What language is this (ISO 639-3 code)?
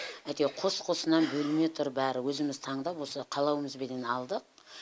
kaz